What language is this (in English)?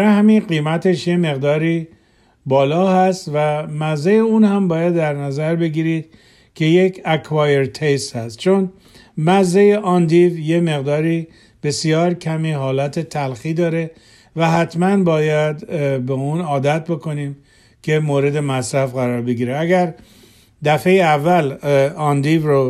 Persian